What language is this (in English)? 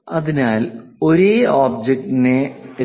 Malayalam